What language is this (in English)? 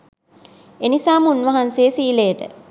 Sinhala